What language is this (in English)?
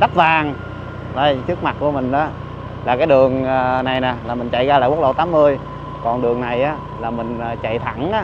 Vietnamese